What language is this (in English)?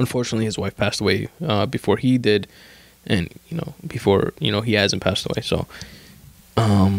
English